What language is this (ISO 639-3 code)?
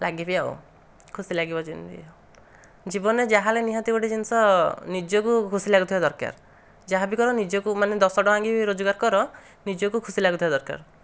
ori